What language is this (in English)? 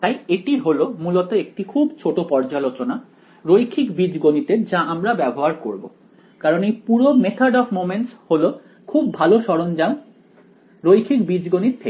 Bangla